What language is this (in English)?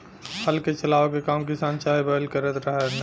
Bhojpuri